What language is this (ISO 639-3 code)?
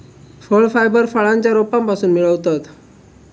mar